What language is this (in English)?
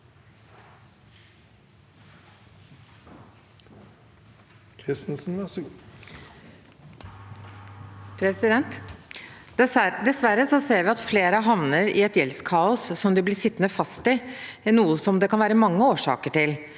Norwegian